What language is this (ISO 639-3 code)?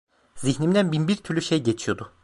tur